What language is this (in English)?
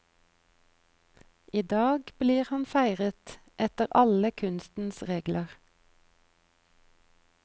Norwegian